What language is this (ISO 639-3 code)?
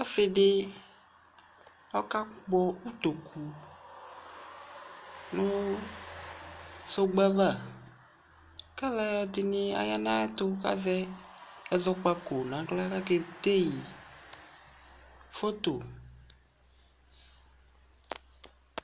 kpo